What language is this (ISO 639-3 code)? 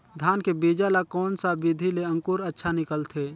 hne